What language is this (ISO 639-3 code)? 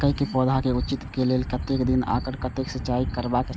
mai